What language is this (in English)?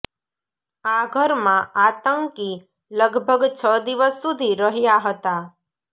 Gujarati